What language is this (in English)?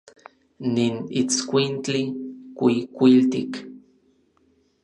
Orizaba Nahuatl